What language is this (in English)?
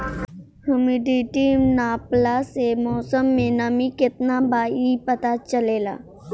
Bhojpuri